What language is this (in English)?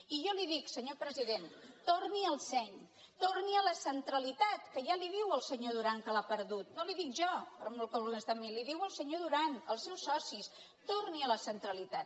Catalan